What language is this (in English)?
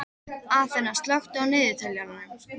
Icelandic